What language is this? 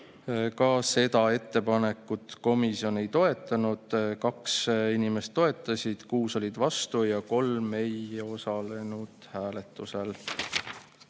Estonian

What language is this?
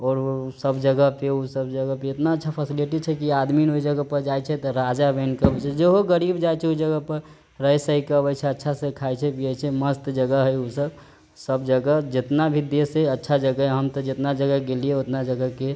Maithili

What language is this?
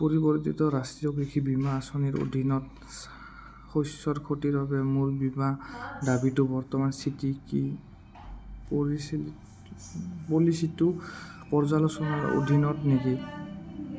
Assamese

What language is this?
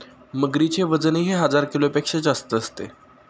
Marathi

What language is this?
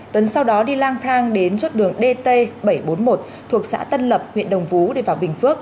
Vietnamese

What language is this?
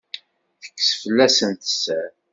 Kabyle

